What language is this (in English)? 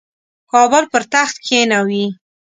Pashto